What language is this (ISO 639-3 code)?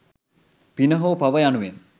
sin